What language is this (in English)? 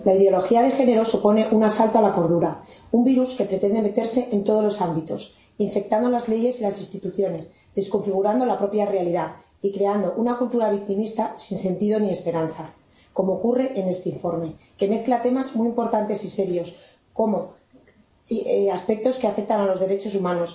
Spanish